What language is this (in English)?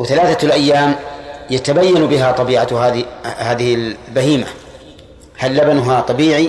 Arabic